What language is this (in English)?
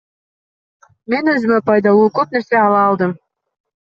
Kyrgyz